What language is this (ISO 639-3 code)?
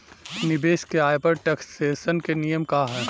bho